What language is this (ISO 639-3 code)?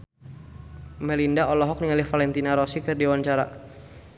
sun